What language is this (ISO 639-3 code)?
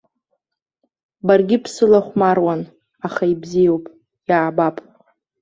abk